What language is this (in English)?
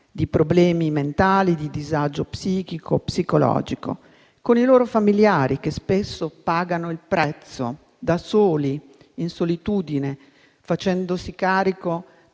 Italian